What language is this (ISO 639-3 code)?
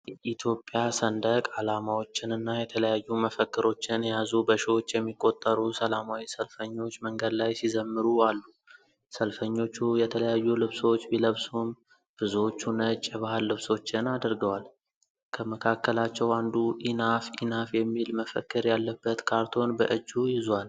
amh